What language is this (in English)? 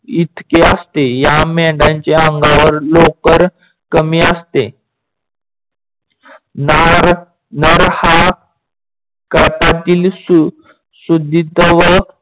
Marathi